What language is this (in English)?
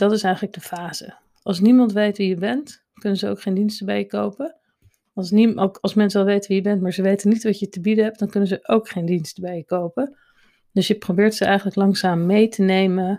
Dutch